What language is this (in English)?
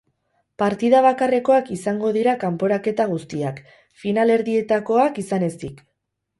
Basque